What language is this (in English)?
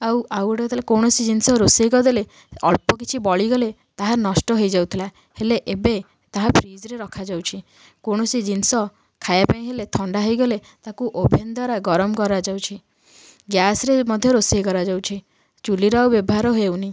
Odia